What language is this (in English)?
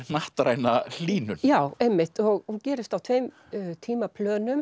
Icelandic